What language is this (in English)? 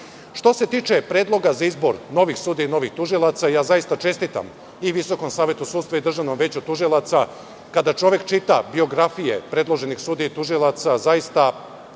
Serbian